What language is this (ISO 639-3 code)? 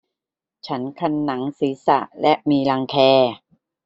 tha